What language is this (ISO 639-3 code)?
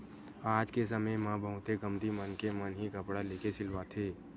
hne